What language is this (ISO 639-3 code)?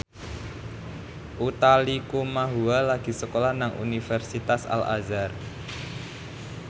jav